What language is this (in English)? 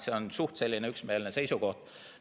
Estonian